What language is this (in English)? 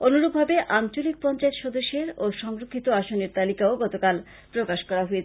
Bangla